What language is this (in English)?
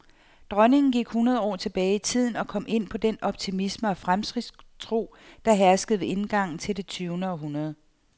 Danish